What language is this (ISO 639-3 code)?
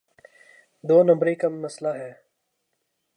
urd